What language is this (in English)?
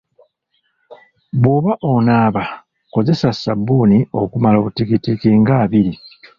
Ganda